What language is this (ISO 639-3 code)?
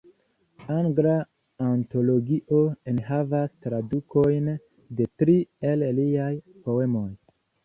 epo